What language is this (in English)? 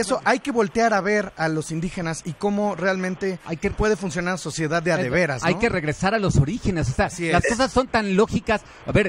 Spanish